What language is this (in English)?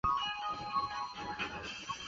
Chinese